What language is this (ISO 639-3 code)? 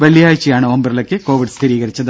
mal